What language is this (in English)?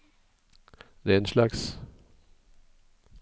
Norwegian